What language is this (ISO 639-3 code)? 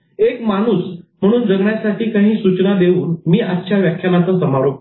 mar